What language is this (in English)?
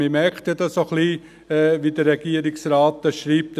Swiss German